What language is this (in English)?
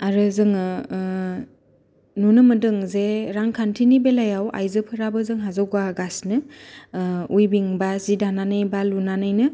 Bodo